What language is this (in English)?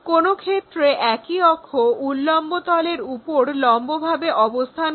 Bangla